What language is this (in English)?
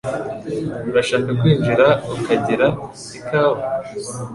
Kinyarwanda